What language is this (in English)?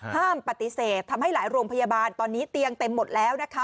Thai